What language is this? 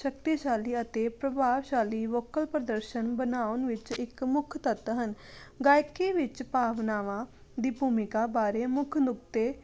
Punjabi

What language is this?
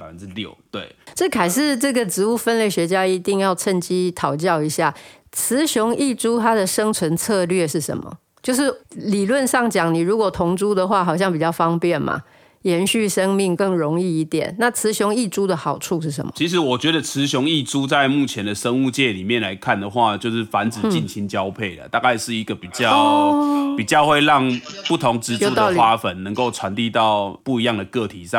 Chinese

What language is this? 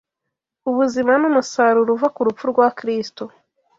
Kinyarwanda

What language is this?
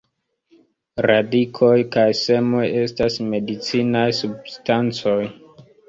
Esperanto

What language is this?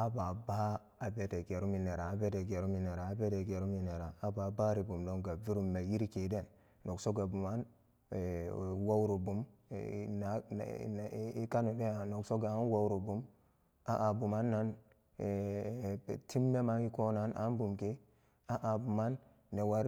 Samba Daka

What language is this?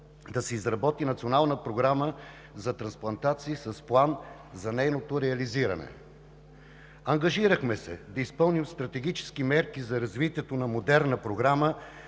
Bulgarian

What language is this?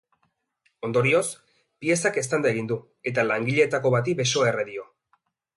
Basque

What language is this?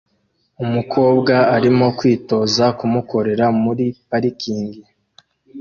Kinyarwanda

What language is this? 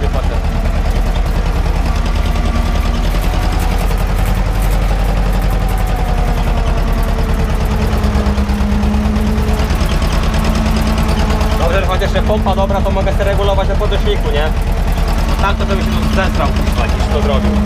Polish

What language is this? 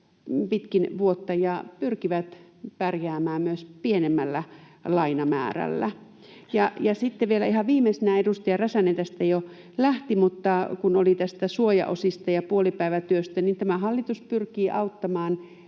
Finnish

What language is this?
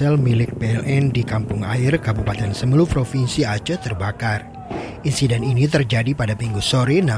Indonesian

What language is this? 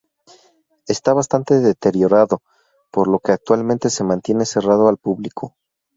Spanish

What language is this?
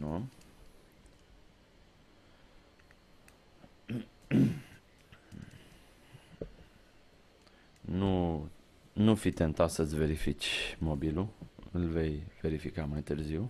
Romanian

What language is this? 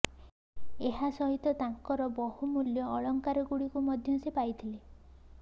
Odia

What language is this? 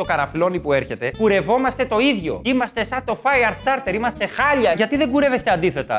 Greek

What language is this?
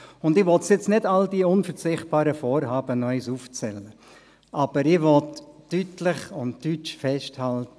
Swiss German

